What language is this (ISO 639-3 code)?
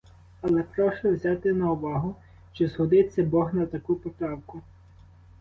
ukr